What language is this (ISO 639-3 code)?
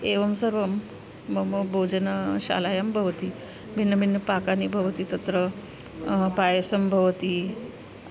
san